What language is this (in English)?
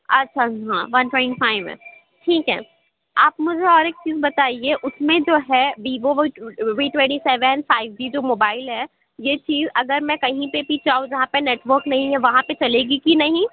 Urdu